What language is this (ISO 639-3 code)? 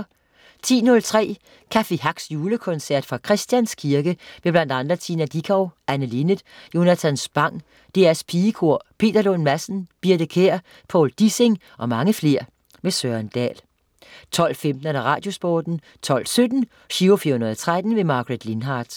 dan